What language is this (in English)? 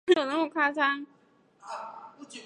Chinese